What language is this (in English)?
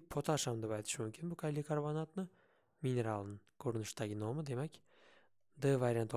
Russian